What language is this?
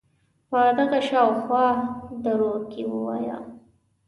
Pashto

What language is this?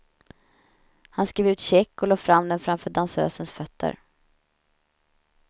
Swedish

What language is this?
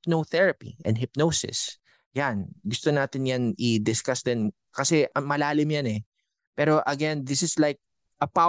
Filipino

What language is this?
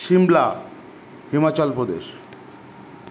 Bangla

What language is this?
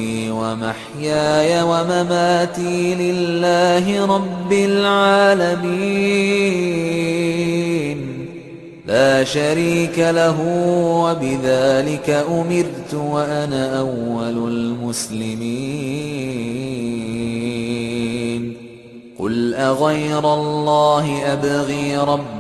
Arabic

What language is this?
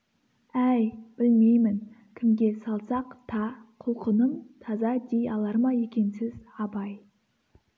Kazakh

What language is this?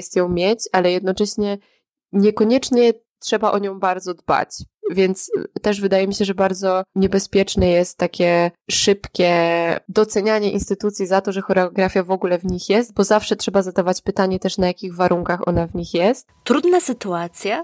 Polish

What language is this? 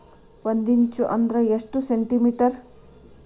Kannada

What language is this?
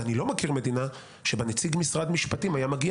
Hebrew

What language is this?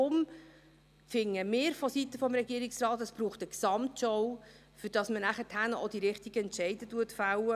Swiss German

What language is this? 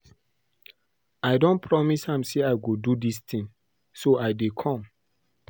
Nigerian Pidgin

